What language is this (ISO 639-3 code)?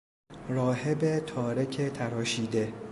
fas